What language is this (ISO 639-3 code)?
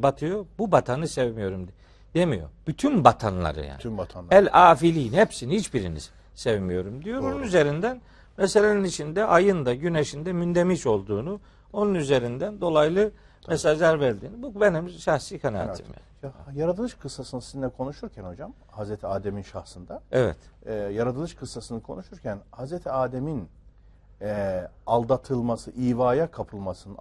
tur